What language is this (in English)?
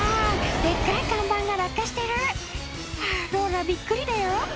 Japanese